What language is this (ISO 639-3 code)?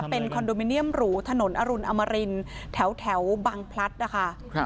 tha